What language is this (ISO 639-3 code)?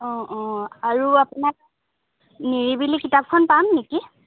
asm